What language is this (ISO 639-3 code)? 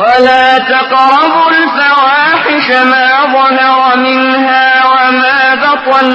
ara